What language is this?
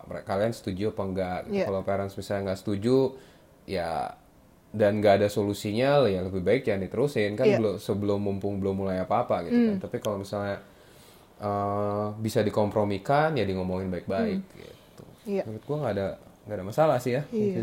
Indonesian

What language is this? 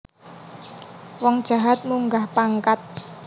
Javanese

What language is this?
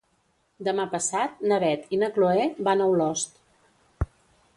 Catalan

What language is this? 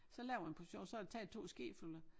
Danish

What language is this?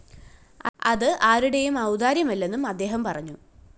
Malayalam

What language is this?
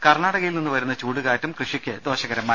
Malayalam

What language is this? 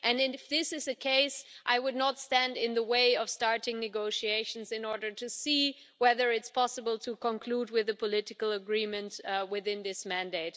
English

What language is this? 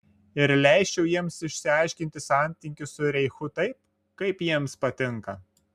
Lithuanian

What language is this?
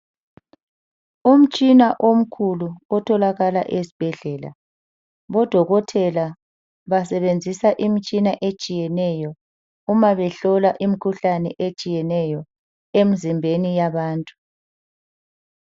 North Ndebele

